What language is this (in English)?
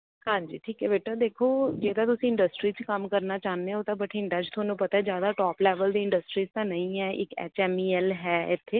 Punjabi